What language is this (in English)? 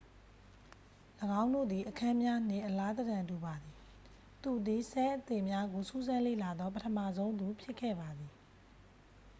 Burmese